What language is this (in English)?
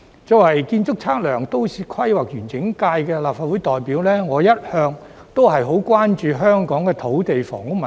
Cantonese